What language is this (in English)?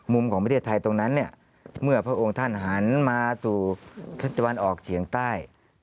Thai